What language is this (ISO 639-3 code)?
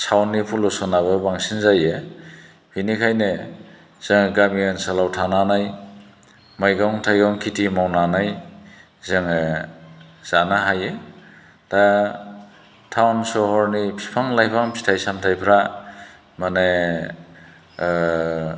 brx